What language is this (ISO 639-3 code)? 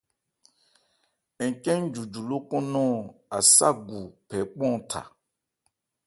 ebr